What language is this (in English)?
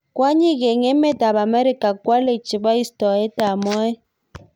Kalenjin